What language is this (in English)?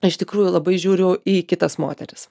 Lithuanian